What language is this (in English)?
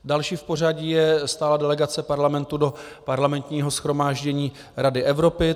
Czech